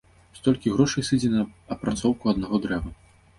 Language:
Belarusian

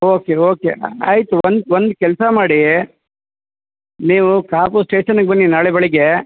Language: Kannada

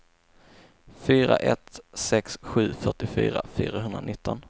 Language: Swedish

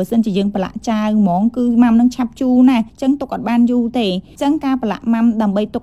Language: Vietnamese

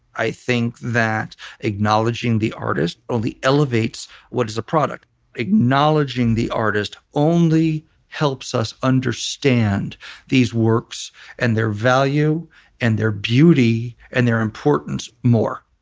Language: English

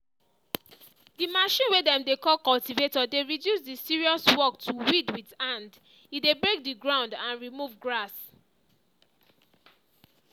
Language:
Nigerian Pidgin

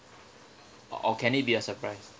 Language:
English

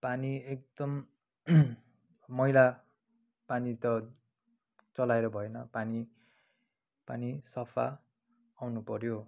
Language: Nepali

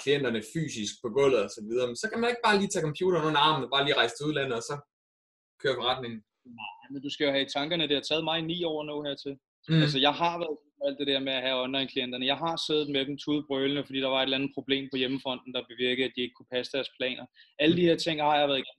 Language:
Danish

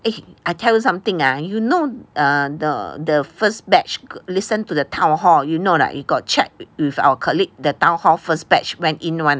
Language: English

